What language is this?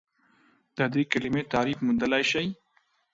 Pashto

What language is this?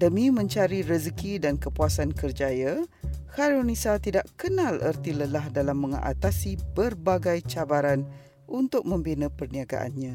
Malay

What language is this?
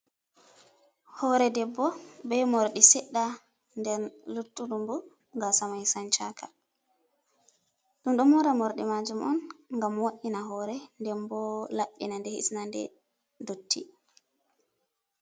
Fula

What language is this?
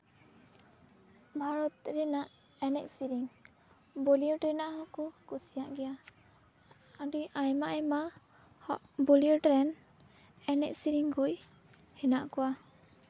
Santali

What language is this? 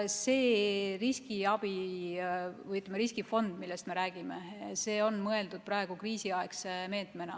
Estonian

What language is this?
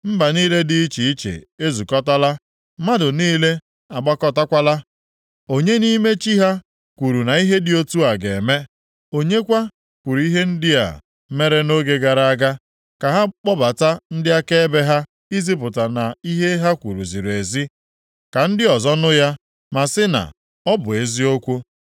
Igbo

